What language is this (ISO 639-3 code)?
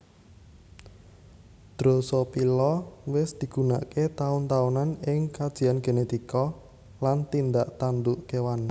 jav